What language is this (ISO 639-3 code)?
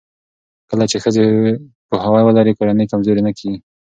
pus